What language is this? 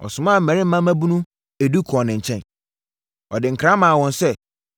Akan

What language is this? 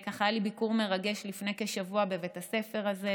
Hebrew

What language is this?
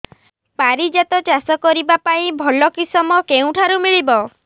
Odia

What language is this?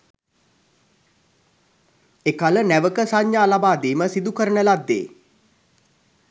Sinhala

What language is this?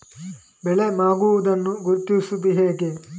Kannada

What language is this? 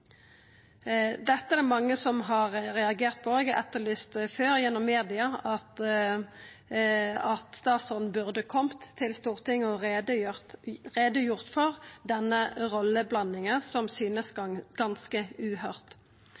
Norwegian Nynorsk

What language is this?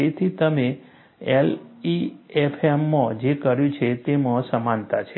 Gujarati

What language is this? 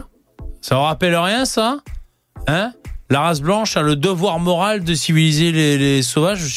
French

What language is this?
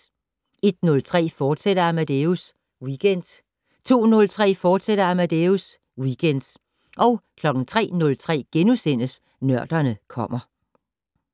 Danish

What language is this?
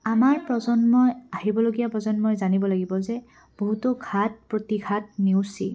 Assamese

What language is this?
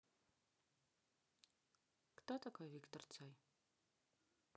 Russian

